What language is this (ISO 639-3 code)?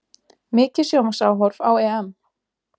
isl